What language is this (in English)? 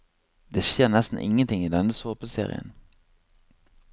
Norwegian